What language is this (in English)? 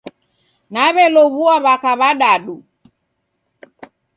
Taita